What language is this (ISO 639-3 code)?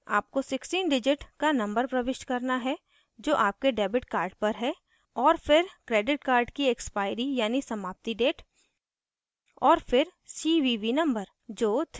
hin